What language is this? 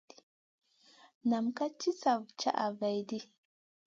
Masana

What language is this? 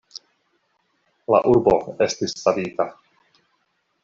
Esperanto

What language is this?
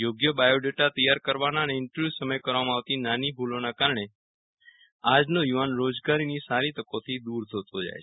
Gujarati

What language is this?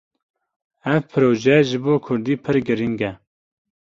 Kurdish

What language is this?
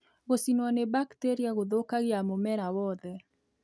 Kikuyu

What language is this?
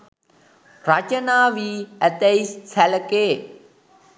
Sinhala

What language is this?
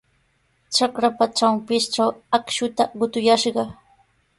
Sihuas Ancash Quechua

